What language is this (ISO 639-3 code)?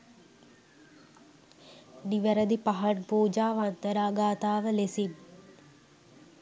sin